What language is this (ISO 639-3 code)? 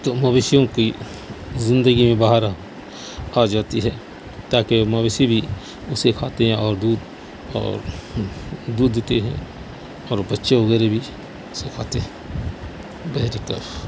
urd